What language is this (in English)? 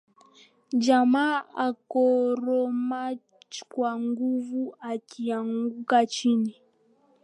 Swahili